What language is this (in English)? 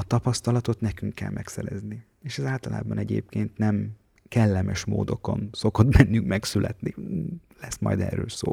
Hungarian